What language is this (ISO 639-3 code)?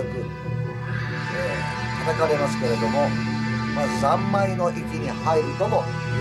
jpn